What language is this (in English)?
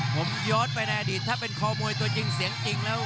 Thai